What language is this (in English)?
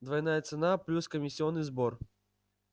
Russian